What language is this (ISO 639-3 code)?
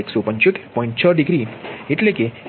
guj